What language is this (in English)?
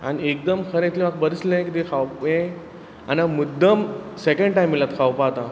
Konkani